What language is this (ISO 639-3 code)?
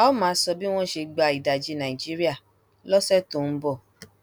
yor